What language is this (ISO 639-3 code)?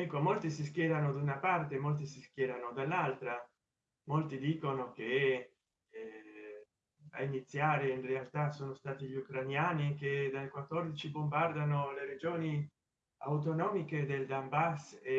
ita